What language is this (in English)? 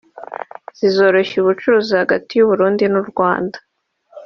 Kinyarwanda